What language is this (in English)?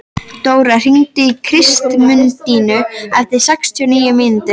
Icelandic